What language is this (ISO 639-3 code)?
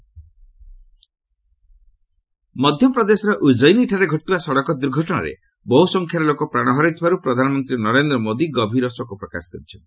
ori